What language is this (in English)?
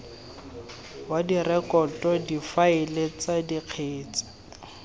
Tswana